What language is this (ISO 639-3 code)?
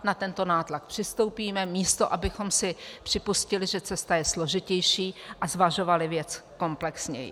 ces